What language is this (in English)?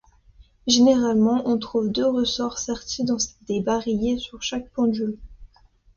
French